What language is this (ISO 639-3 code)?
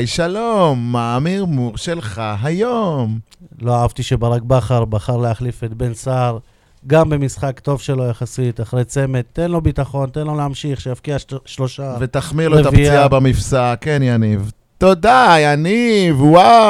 heb